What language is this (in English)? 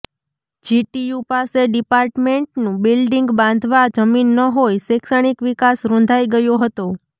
Gujarati